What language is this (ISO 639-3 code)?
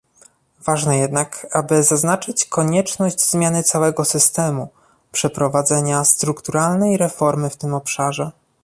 pol